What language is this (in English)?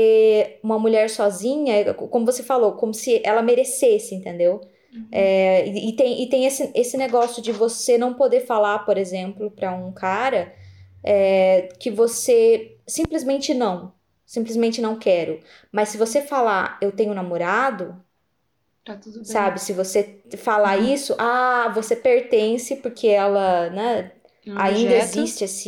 Portuguese